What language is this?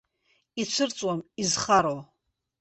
Abkhazian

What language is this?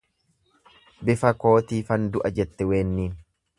Oromo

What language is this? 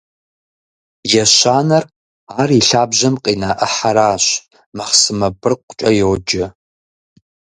Kabardian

